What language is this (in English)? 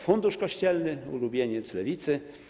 Polish